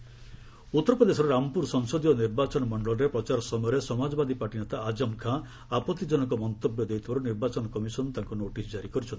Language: Odia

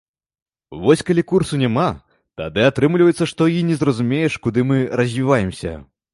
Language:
Belarusian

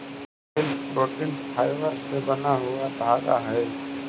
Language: Magahi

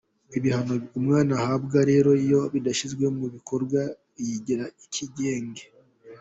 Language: Kinyarwanda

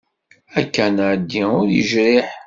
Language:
Kabyle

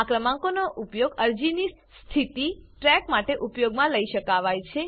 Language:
Gujarati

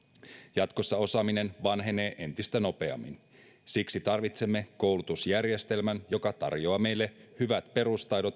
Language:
Finnish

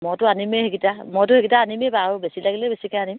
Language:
Assamese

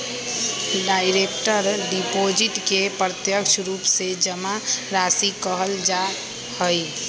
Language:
Magahi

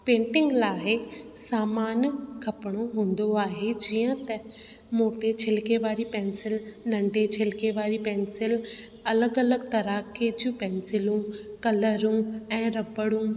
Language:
Sindhi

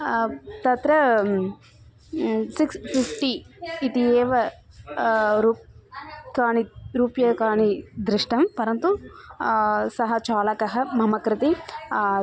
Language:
Sanskrit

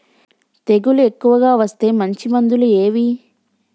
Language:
Telugu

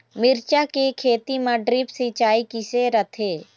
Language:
Chhattisgarhi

